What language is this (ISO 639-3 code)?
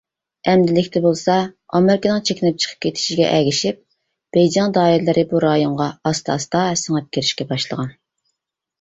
uig